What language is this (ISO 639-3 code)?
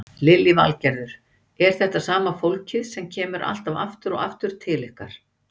isl